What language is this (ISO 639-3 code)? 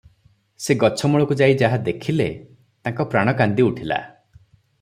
ori